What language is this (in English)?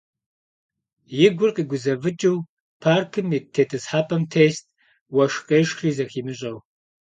Kabardian